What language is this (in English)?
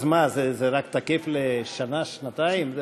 Hebrew